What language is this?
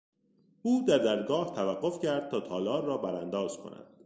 Persian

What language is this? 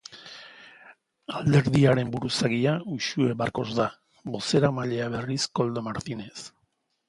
Basque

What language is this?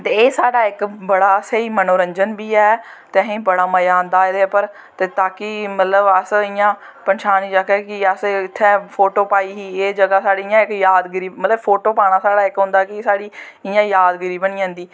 Dogri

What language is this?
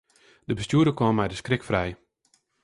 Western Frisian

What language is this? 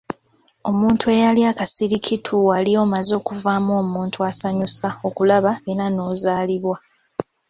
Ganda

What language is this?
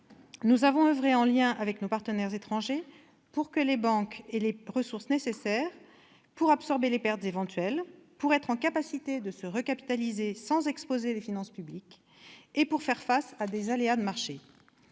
French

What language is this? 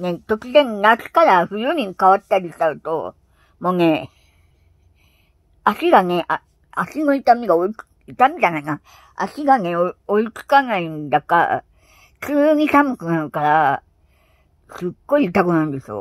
Japanese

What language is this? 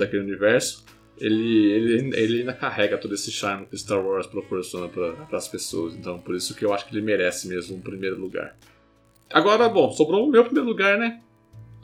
Portuguese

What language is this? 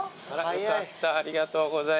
Japanese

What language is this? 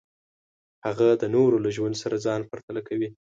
Pashto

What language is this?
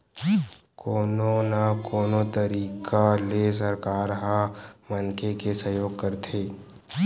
Chhattisgarhi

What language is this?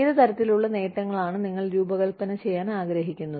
Malayalam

